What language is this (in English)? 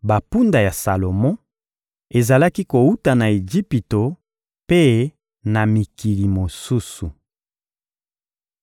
Lingala